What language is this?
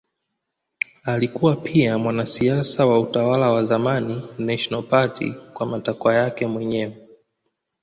Swahili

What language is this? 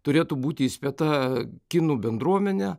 Lithuanian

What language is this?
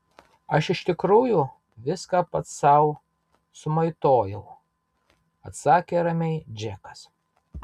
Lithuanian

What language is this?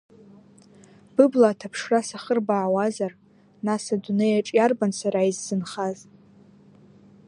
Abkhazian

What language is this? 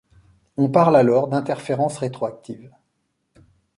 French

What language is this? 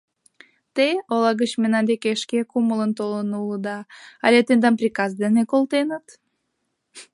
Mari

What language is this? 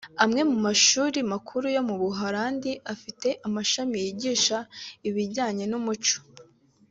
Kinyarwanda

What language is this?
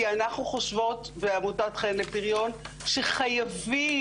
Hebrew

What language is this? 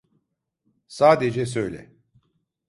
Turkish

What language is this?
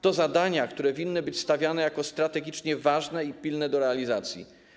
Polish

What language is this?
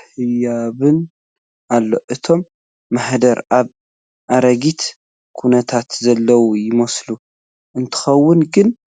Tigrinya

